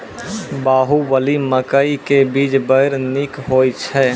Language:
Maithili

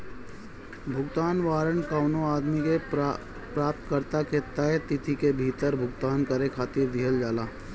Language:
Bhojpuri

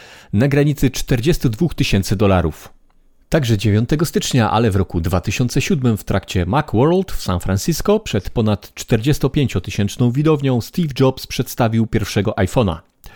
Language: Polish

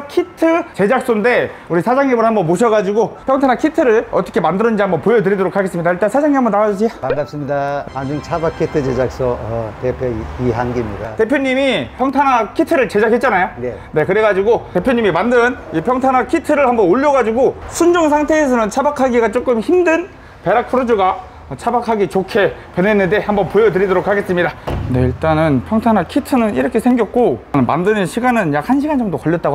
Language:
Korean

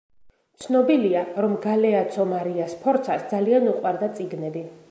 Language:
Georgian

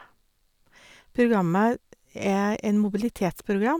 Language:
Norwegian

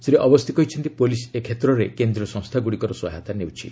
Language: Odia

